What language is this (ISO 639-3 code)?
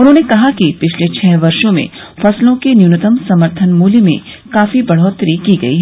hin